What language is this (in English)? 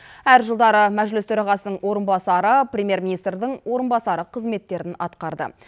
Kazakh